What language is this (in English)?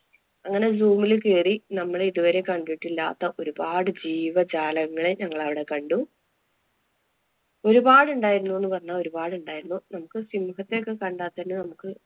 Malayalam